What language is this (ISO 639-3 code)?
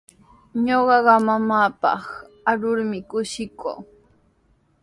qws